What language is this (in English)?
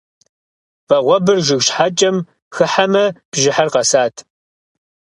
Kabardian